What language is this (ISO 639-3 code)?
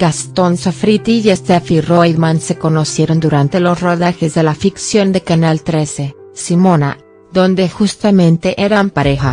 spa